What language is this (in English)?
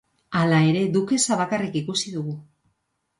Basque